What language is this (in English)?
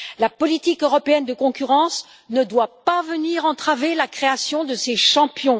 French